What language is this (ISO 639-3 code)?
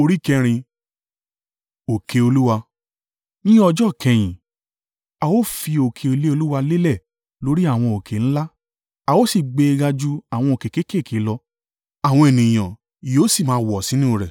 yor